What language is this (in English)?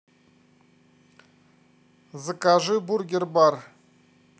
Russian